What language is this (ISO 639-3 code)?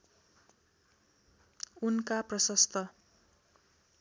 nep